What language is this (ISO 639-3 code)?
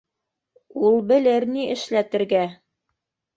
bak